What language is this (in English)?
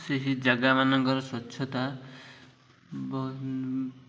Odia